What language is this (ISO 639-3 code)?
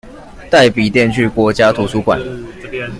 zho